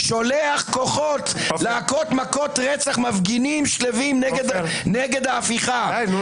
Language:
Hebrew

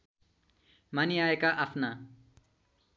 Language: Nepali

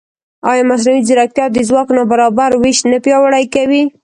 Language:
Pashto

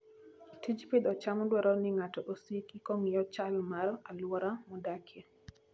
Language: Luo (Kenya and Tanzania)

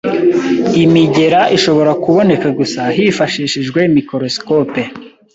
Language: Kinyarwanda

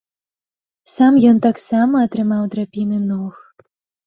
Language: Belarusian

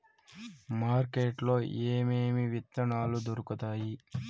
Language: Telugu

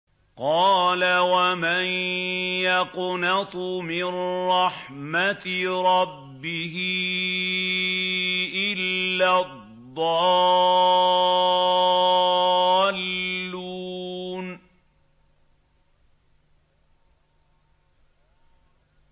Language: Arabic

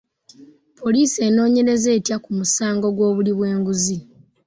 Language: Ganda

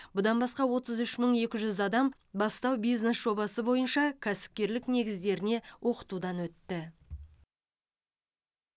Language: Kazakh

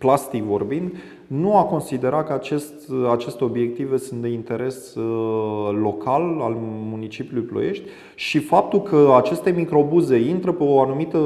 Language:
Romanian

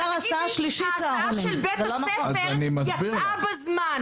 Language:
Hebrew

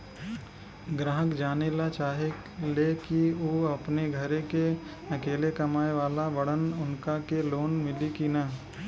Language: Bhojpuri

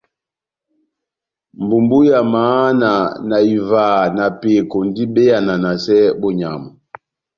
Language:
Batanga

